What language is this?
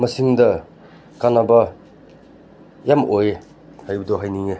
Manipuri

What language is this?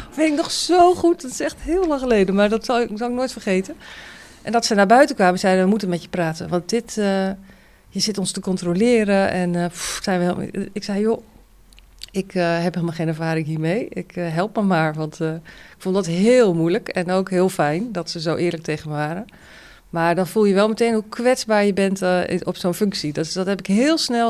Dutch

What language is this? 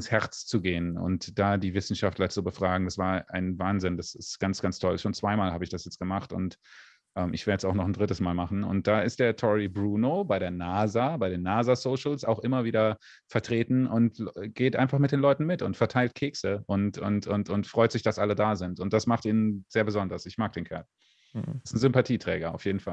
German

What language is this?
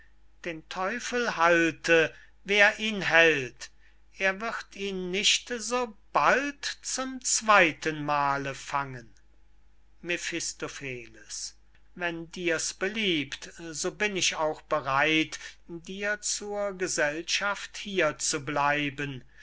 German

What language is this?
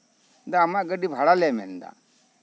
Santali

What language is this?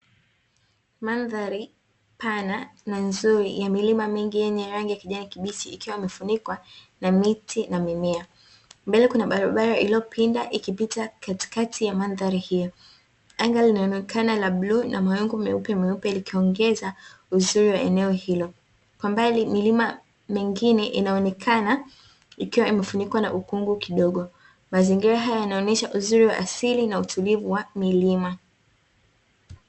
Swahili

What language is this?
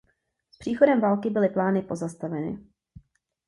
Czech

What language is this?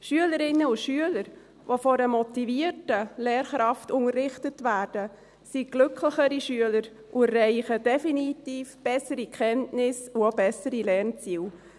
Swiss German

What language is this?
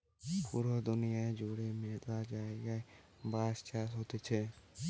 Bangla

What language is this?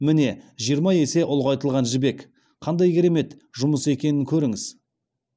Kazakh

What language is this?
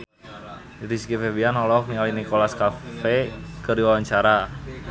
Sundanese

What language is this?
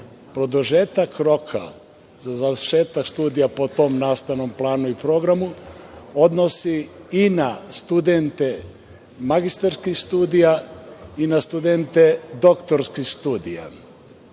Serbian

